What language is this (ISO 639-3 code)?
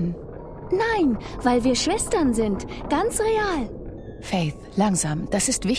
deu